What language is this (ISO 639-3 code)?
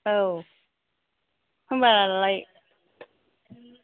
brx